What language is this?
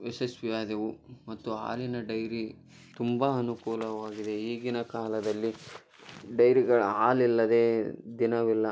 Kannada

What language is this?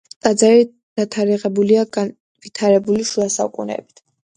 Georgian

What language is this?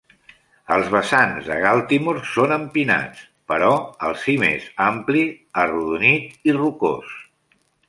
Catalan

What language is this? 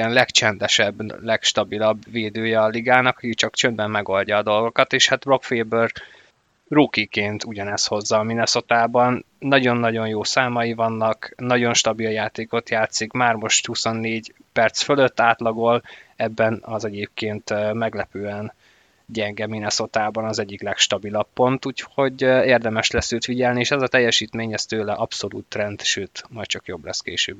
Hungarian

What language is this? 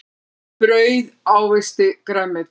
Icelandic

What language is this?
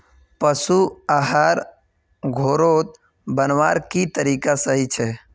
Magahi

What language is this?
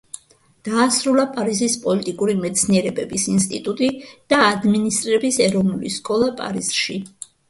Georgian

